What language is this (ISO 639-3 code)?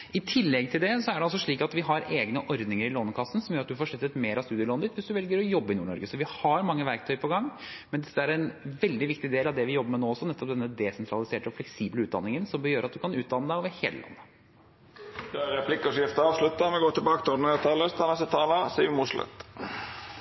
nor